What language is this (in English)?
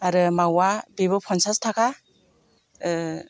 Bodo